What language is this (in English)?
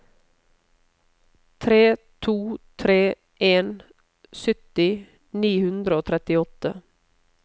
Norwegian